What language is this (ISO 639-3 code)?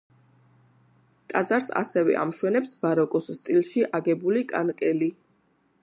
kat